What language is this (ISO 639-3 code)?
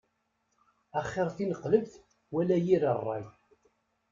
kab